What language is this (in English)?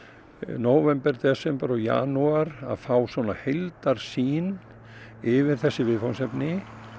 Icelandic